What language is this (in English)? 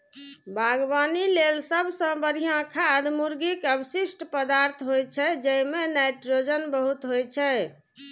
Maithili